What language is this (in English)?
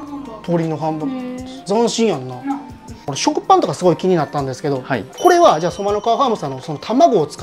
Japanese